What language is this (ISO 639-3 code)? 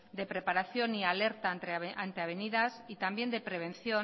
spa